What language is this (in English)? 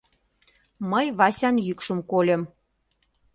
Mari